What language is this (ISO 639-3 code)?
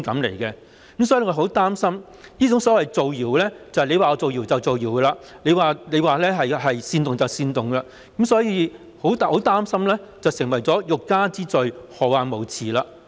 yue